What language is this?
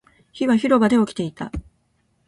Japanese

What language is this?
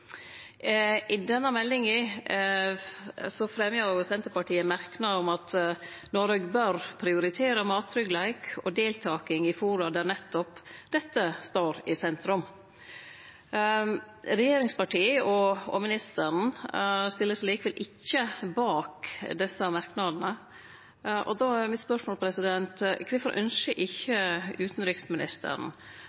Norwegian Nynorsk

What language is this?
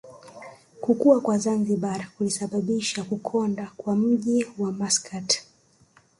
Swahili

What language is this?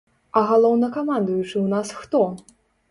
Belarusian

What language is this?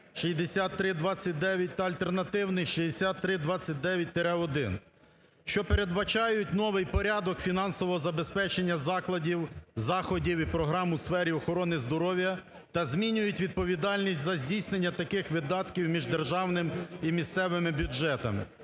Ukrainian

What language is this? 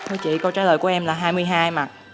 Vietnamese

